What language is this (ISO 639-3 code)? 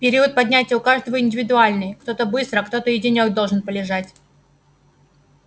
rus